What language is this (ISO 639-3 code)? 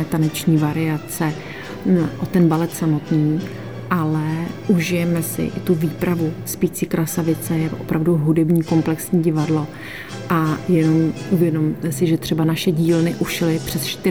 ces